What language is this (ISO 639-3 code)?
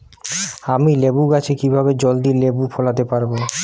ben